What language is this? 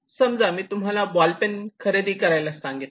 Marathi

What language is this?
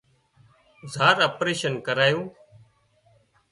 Wadiyara Koli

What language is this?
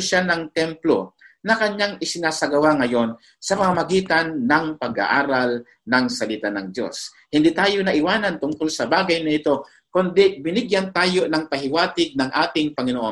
Filipino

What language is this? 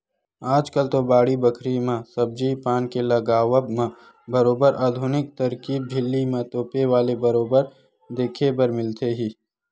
Chhattisgarhi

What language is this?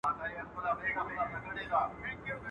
Pashto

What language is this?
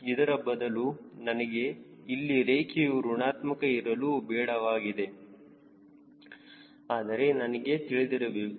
Kannada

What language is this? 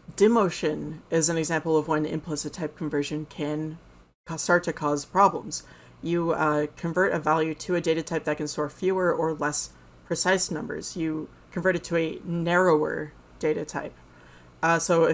English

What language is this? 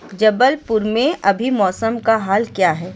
Urdu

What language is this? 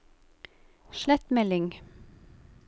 Norwegian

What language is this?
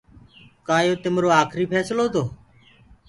Gurgula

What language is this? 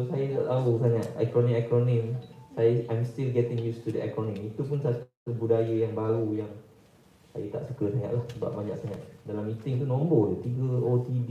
Malay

